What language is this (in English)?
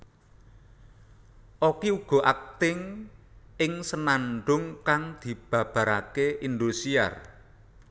Javanese